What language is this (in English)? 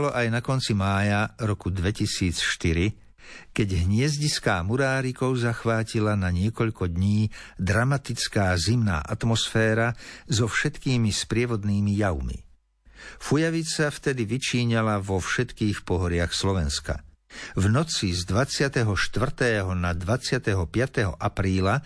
Slovak